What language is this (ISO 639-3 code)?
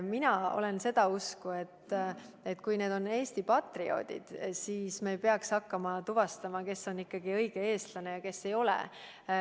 est